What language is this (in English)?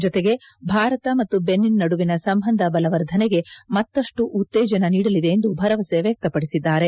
Kannada